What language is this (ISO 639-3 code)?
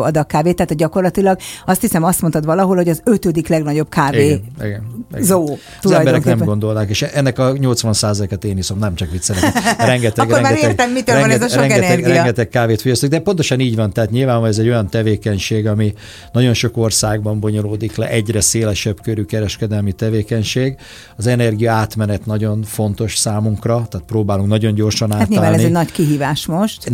hun